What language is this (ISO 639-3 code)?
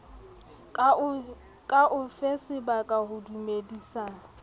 sot